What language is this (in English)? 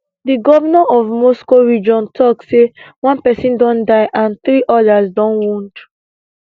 Nigerian Pidgin